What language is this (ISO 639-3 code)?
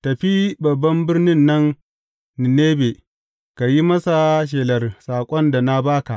hau